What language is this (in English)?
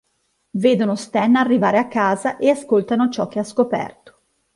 Italian